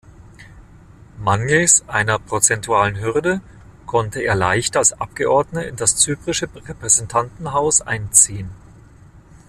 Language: German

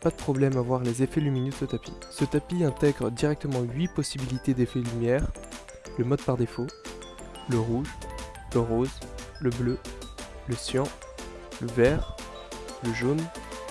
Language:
French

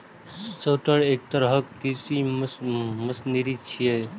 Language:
Maithili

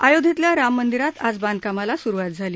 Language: Marathi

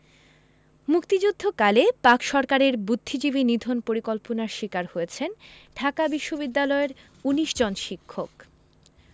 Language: Bangla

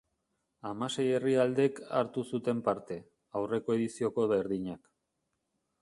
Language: Basque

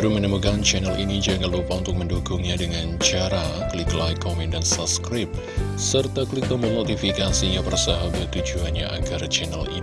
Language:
Indonesian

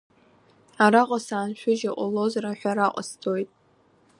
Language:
Abkhazian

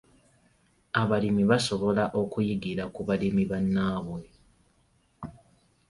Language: Ganda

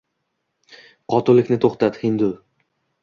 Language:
Uzbek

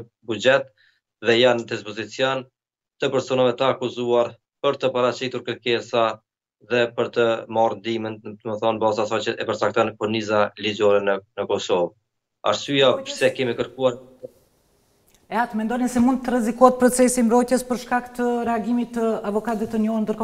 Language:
Romanian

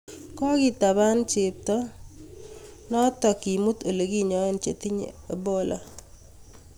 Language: Kalenjin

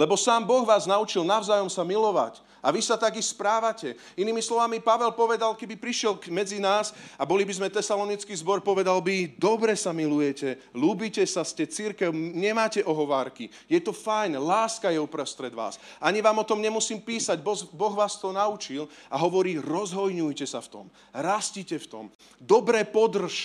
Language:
Slovak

